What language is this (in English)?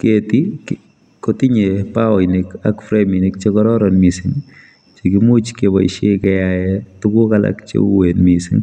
Kalenjin